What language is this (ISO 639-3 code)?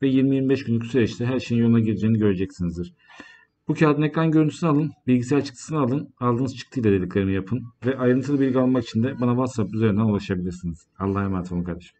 tur